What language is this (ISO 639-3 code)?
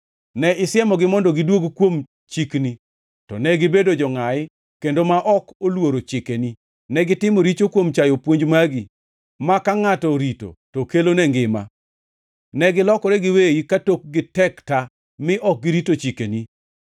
luo